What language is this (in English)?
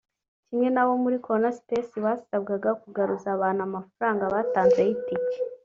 Kinyarwanda